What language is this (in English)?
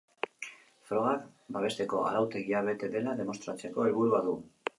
Basque